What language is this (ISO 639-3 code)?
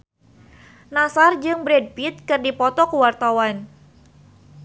sun